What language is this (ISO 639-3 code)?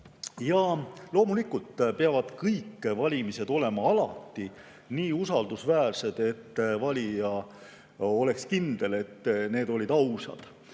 est